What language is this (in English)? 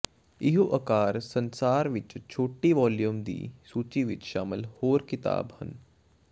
Punjabi